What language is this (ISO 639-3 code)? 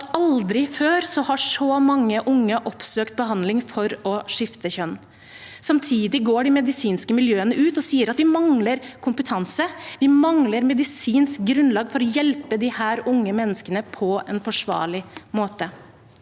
nor